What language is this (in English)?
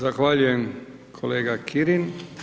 Croatian